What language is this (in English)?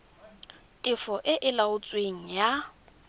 Tswana